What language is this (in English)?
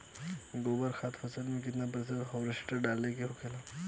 Bhojpuri